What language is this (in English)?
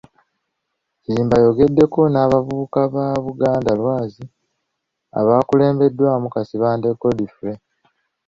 Ganda